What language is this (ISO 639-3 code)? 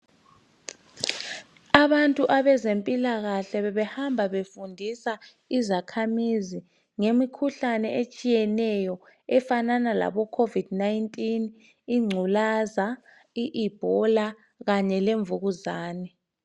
nde